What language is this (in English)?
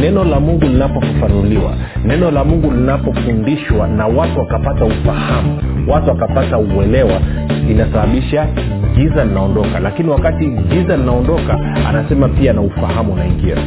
Swahili